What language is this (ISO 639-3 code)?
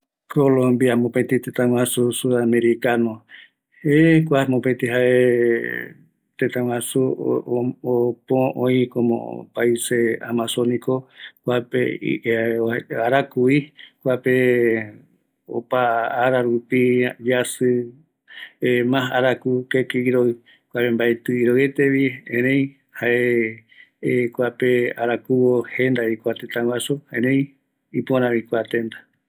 gui